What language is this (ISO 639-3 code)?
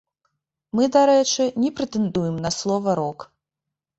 bel